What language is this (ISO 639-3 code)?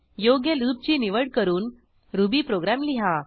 mar